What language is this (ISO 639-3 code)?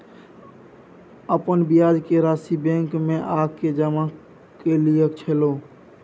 mai